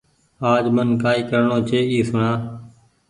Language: Goaria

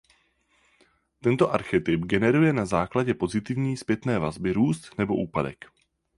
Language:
Czech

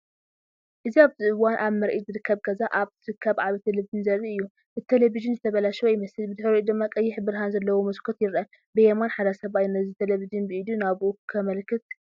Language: Tigrinya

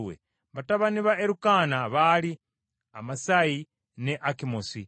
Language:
Ganda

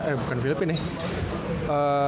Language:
Indonesian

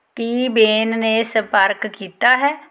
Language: Punjabi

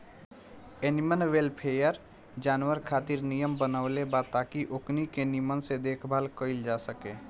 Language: Bhojpuri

